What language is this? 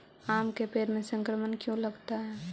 Magahi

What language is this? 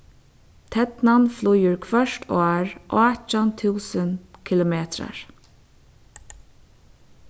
Faroese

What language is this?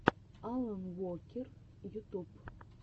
Russian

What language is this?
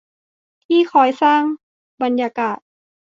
Thai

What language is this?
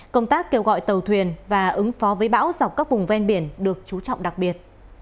Vietnamese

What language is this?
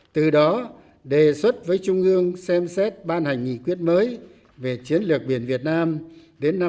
Vietnamese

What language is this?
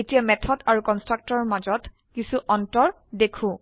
Assamese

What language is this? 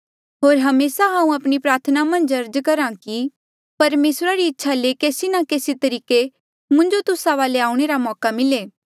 Mandeali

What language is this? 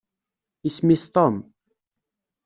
Kabyle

